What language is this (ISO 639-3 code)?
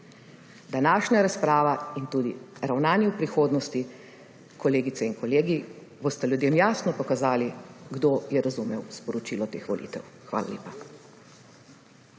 slv